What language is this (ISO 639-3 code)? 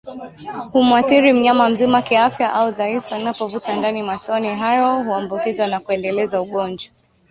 swa